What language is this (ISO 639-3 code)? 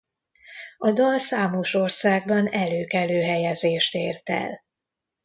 hun